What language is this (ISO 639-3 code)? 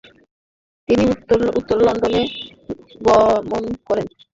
ben